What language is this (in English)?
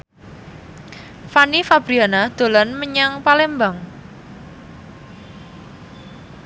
Javanese